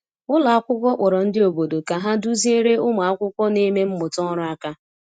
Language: Igbo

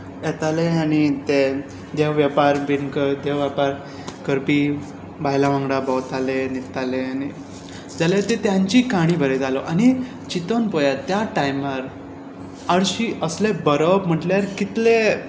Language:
Konkani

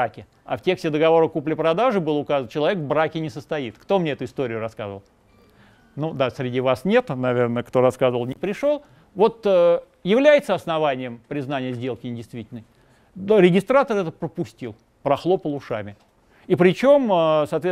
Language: Russian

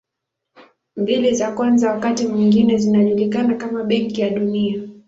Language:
Swahili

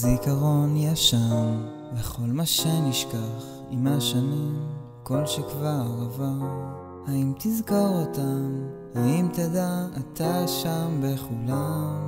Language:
Hebrew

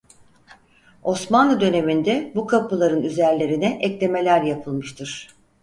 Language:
Turkish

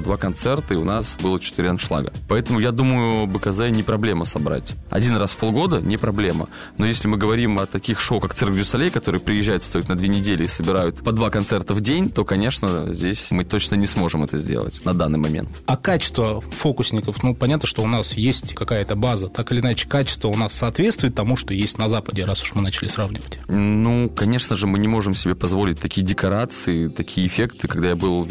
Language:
Russian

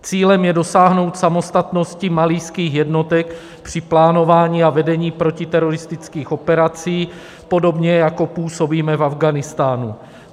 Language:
Czech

